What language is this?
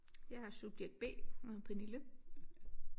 Danish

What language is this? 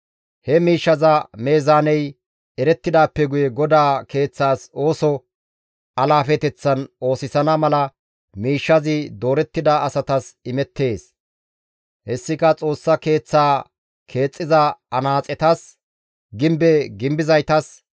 Gamo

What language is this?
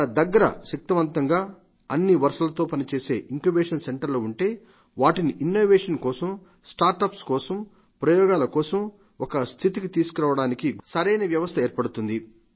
Telugu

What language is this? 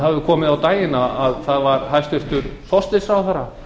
Icelandic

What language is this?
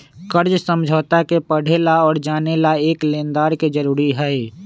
Magahi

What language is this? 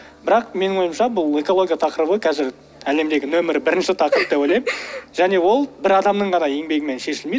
Kazakh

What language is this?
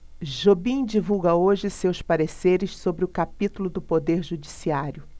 Portuguese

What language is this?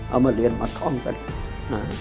Thai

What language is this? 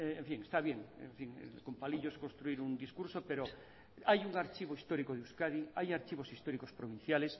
Spanish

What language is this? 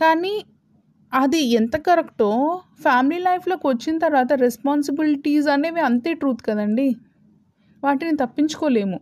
Telugu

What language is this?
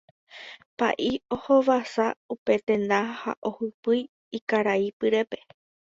Guarani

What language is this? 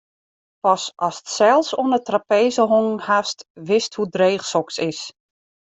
Western Frisian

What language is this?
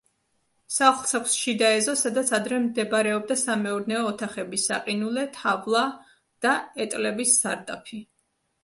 Georgian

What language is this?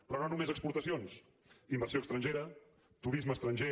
Catalan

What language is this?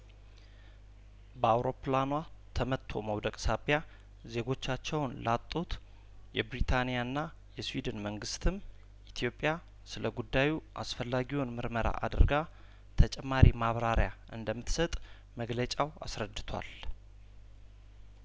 Amharic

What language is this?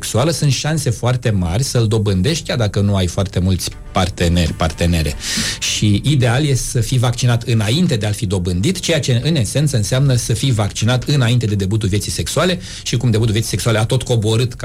Romanian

